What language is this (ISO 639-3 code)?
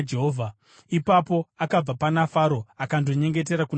sna